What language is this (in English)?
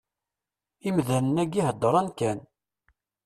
Kabyle